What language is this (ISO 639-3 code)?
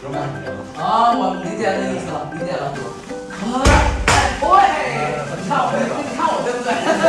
zho